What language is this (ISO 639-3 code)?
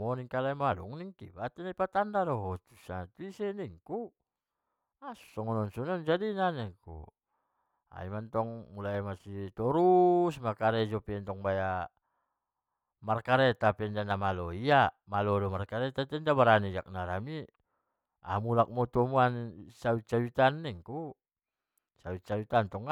btm